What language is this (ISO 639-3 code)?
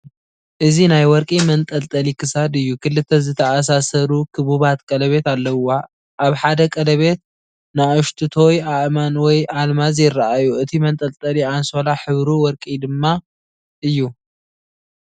tir